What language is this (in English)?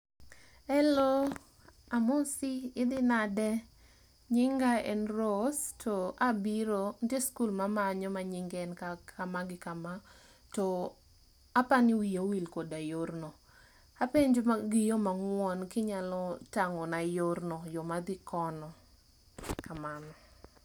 Luo (Kenya and Tanzania)